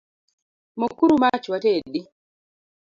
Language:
Luo (Kenya and Tanzania)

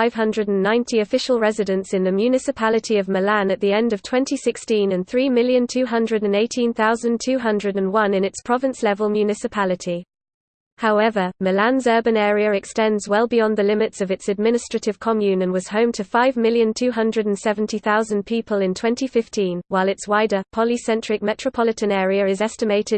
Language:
English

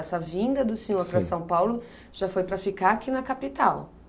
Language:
Portuguese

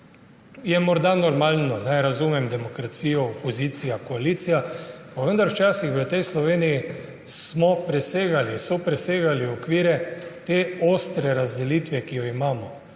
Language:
Slovenian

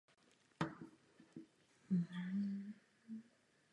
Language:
Czech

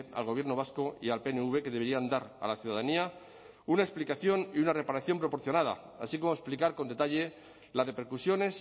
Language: Spanish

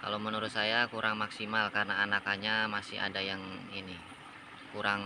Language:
Indonesian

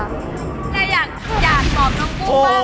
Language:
Thai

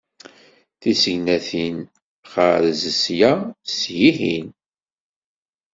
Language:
Kabyle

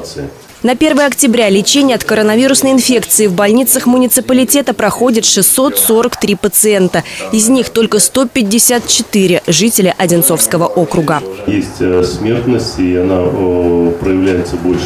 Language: Russian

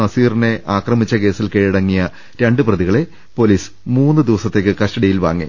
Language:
Malayalam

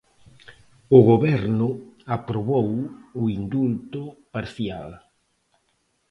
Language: Galician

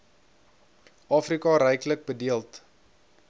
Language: Afrikaans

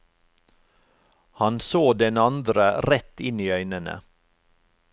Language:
Norwegian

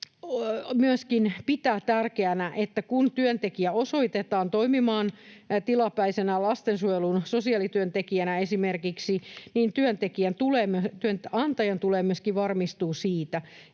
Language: Finnish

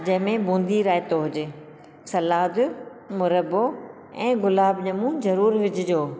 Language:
Sindhi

